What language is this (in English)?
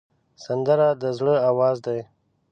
Pashto